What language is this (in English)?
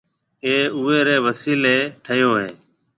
Marwari (Pakistan)